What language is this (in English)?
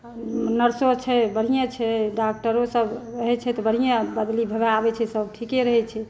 Maithili